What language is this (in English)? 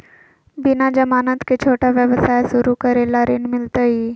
Magahi